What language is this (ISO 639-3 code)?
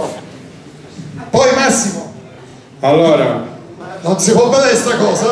ita